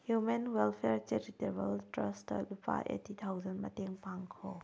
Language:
Manipuri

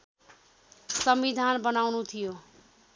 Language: Nepali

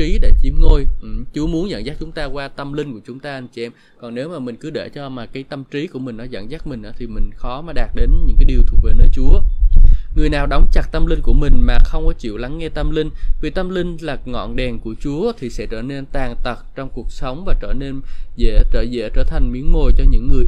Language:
Vietnamese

